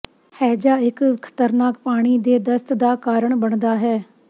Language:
Punjabi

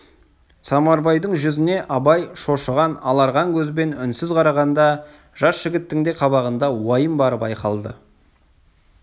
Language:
Kazakh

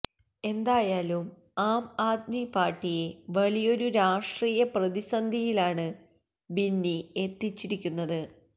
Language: Malayalam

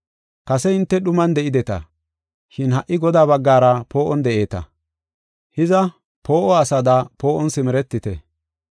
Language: Gofa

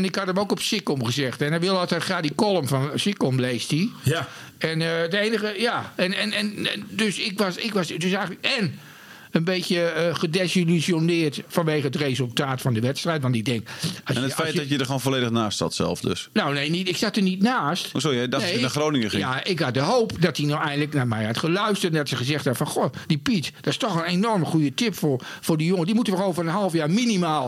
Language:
Dutch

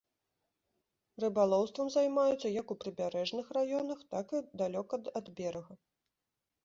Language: Belarusian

